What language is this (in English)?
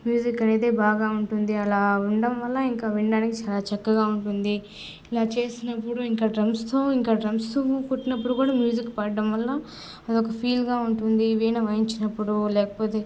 Telugu